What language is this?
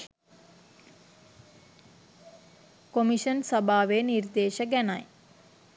Sinhala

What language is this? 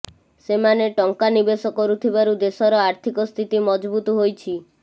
Odia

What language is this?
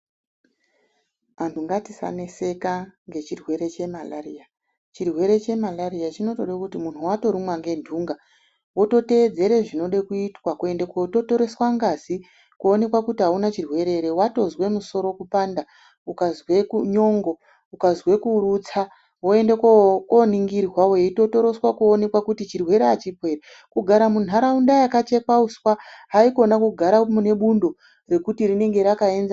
Ndau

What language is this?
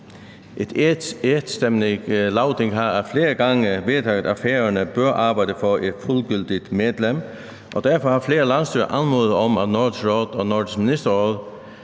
Danish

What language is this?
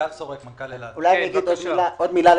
Hebrew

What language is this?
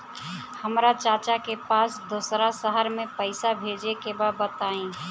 Bhojpuri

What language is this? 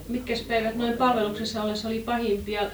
Finnish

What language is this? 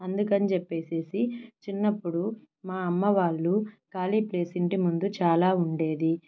Telugu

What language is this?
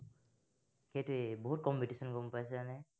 Assamese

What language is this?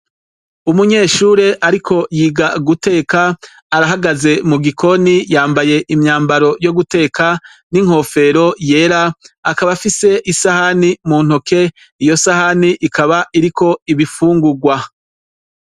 Rundi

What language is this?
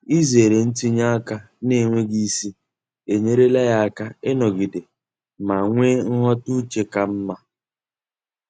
Igbo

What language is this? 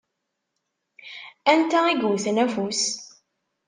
Kabyle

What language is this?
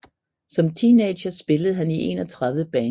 Danish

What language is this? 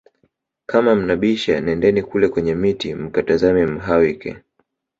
Swahili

